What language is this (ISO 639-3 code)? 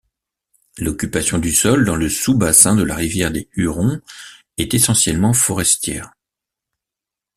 fra